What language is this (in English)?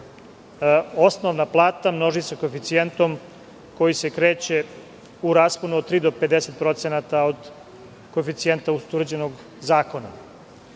Serbian